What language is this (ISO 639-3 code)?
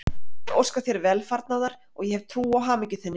isl